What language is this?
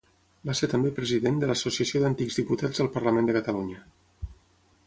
Catalan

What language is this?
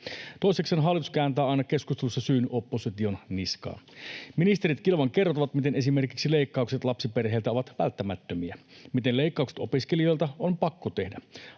Finnish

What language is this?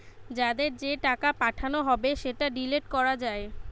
Bangla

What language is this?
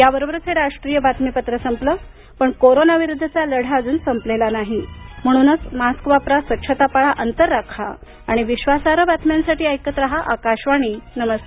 Marathi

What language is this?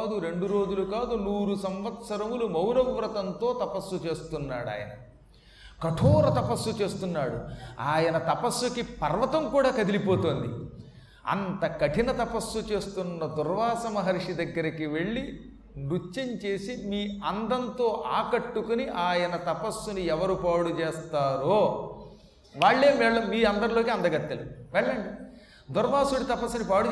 Telugu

